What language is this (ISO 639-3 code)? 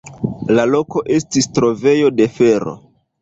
epo